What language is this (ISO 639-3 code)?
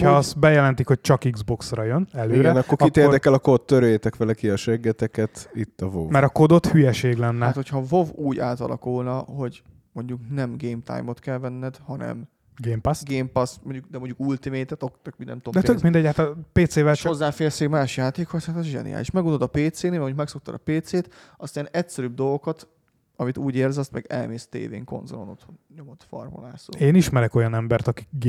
hun